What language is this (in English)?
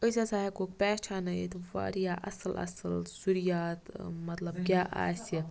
Kashmiri